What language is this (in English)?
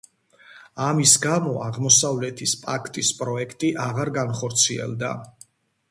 Georgian